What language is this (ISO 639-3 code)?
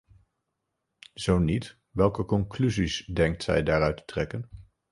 nld